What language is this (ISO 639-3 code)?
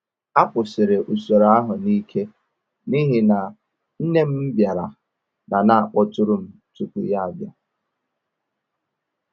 ibo